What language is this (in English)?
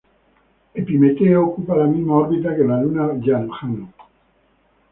Spanish